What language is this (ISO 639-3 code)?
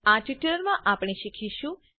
guj